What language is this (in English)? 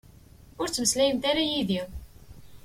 Kabyle